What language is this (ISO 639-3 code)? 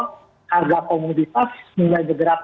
ind